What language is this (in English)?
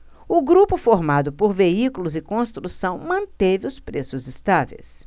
Portuguese